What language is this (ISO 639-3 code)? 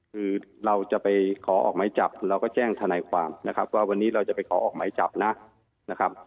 tha